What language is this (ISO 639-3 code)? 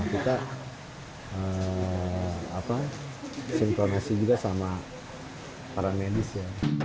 ind